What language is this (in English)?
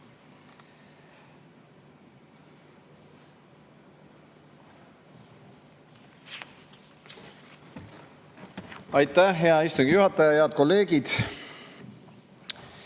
Estonian